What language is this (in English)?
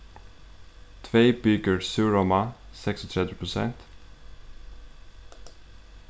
Faroese